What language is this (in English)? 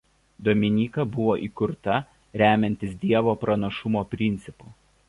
Lithuanian